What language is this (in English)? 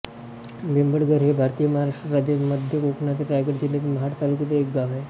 Marathi